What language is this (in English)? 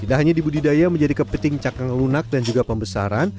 Indonesian